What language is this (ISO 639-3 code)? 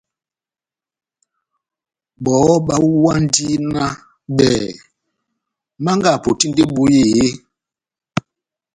bnm